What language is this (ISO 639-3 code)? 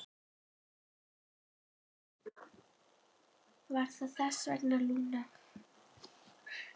isl